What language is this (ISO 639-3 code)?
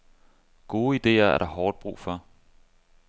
dan